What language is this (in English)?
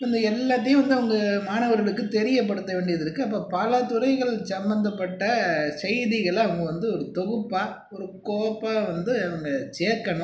Tamil